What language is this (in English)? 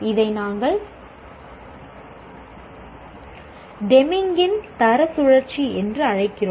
Tamil